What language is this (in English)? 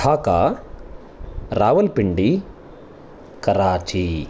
Sanskrit